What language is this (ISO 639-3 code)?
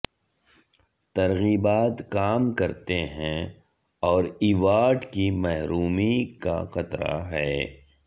urd